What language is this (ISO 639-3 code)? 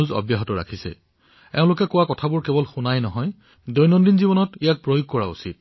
asm